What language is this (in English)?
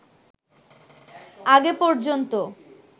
Bangla